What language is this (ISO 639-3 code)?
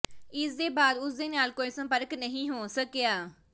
pan